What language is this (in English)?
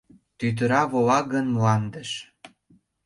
Mari